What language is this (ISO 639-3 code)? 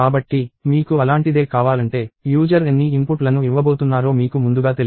tel